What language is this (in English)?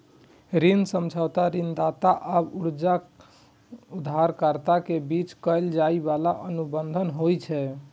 Maithili